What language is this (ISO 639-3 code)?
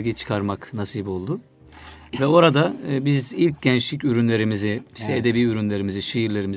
tur